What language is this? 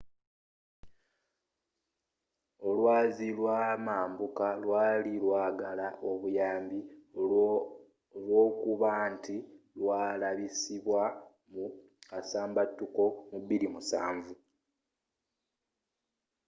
Ganda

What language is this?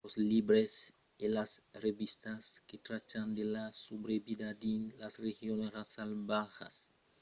Occitan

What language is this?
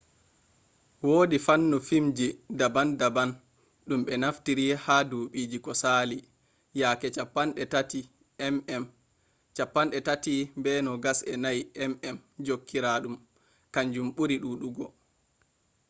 Fula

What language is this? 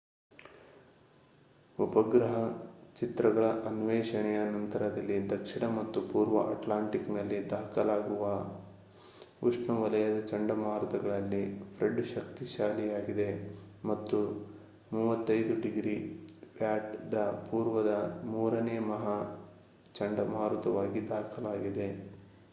Kannada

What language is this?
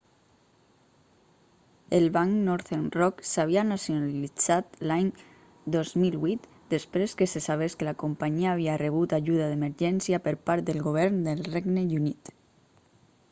Catalan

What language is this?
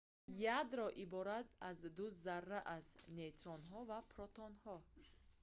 Tajik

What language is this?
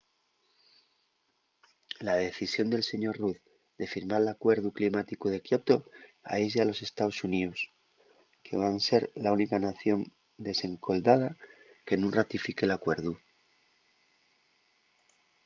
Asturian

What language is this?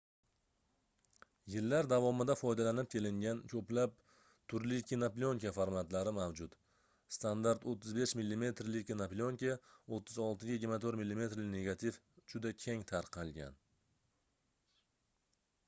Uzbek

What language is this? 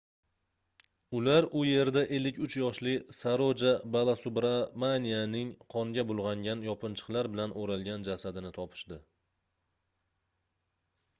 Uzbek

